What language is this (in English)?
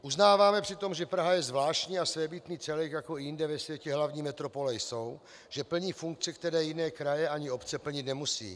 Czech